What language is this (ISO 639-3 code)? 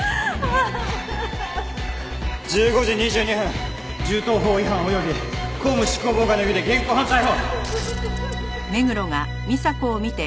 jpn